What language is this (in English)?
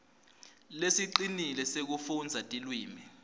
Swati